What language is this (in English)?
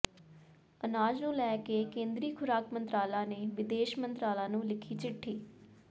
Punjabi